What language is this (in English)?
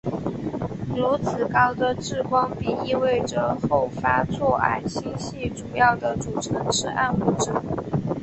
Chinese